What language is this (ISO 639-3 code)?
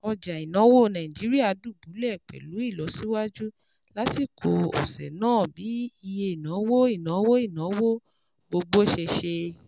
yor